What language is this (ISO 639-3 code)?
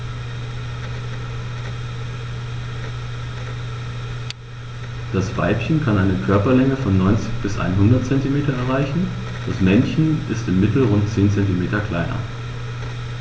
deu